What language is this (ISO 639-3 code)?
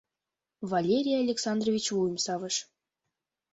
chm